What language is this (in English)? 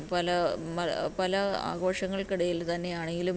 Malayalam